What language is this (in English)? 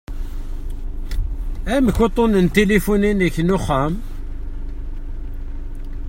Kabyle